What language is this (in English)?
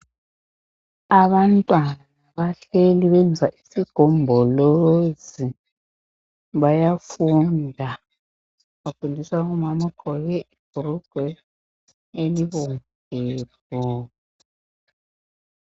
North Ndebele